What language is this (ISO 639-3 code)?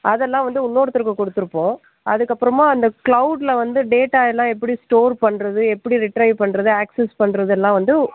tam